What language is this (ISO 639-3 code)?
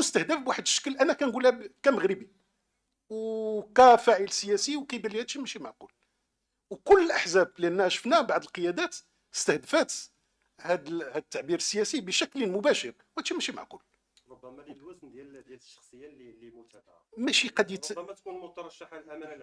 ara